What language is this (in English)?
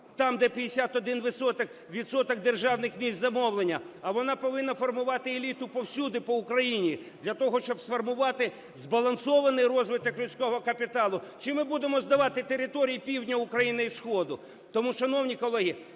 Ukrainian